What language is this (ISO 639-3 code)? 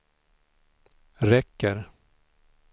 swe